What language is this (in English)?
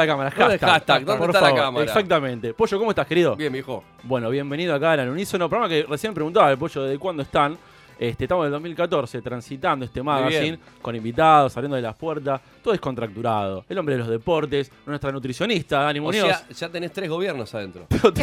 Spanish